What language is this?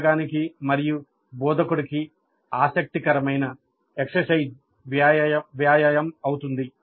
Telugu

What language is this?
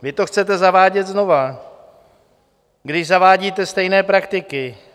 Czech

